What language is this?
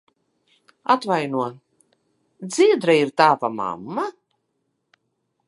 Latvian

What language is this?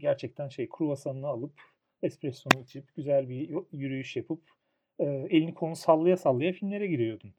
Turkish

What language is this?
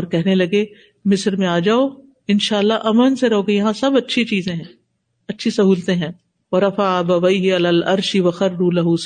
Urdu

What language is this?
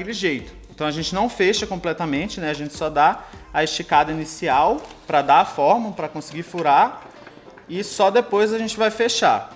Portuguese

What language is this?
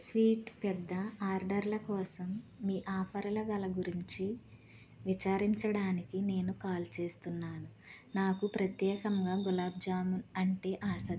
Telugu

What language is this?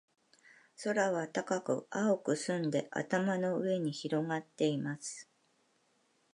Japanese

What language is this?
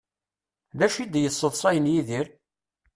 Kabyle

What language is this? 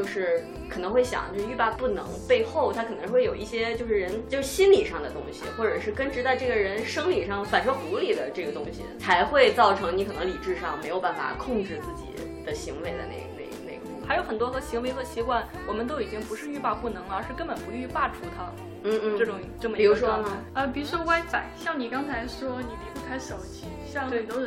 Chinese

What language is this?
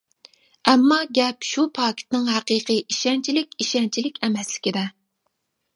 Uyghur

